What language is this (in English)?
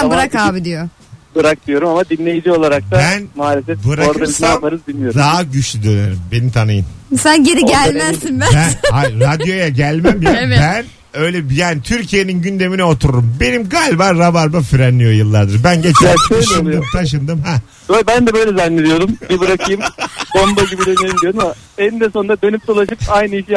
Turkish